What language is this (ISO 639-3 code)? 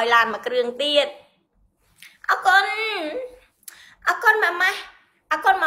vie